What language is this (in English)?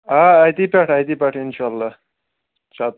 Kashmiri